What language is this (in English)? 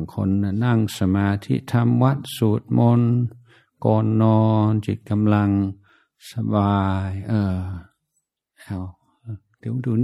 Thai